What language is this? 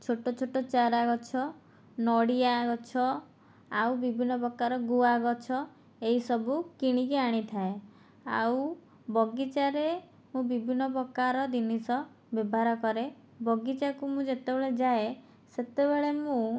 Odia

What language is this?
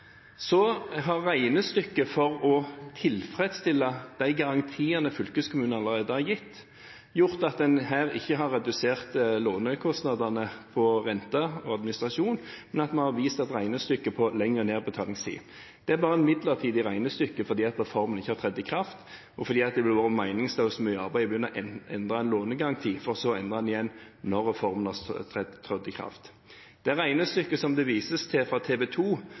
Norwegian Bokmål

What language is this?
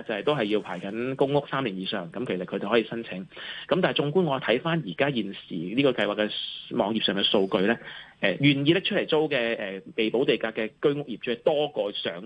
Chinese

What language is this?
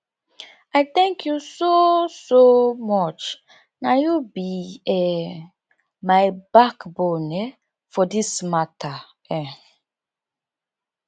Nigerian Pidgin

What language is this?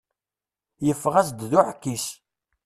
Kabyle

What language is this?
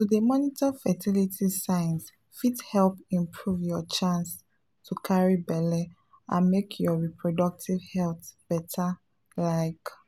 Nigerian Pidgin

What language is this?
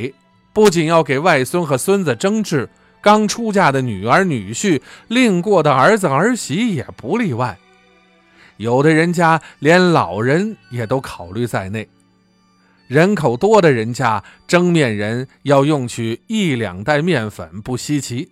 Chinese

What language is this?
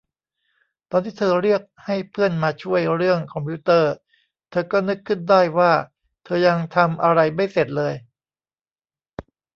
Thai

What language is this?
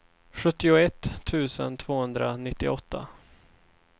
Swedish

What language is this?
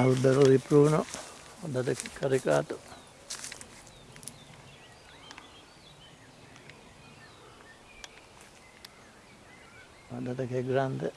Italian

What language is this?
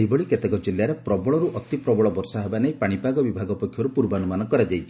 Odia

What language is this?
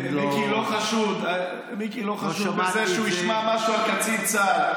Hebrew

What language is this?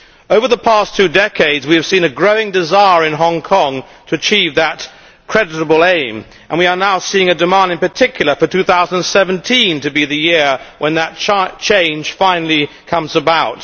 English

